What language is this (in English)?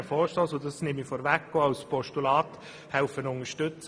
Swiss German